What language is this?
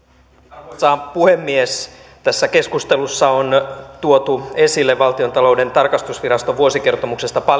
Finnish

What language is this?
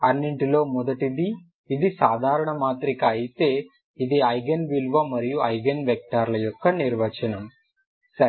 Telugu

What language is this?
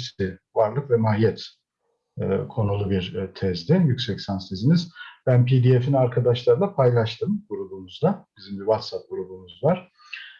Turkish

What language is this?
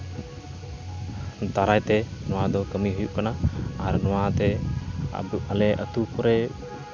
Santali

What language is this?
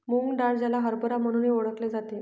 Marathi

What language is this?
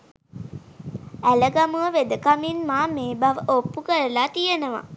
Sinhala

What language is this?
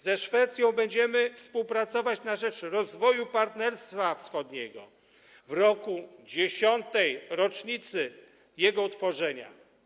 Polish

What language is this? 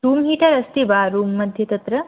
Sanskrit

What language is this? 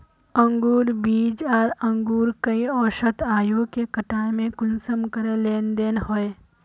Magahi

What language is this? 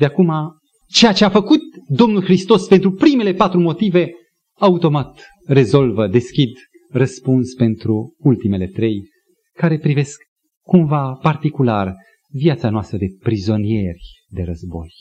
Romanian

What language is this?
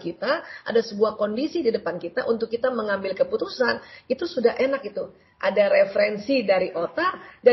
Indonesian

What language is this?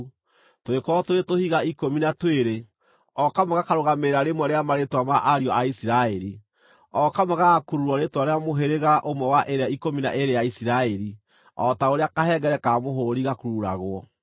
Kikuyu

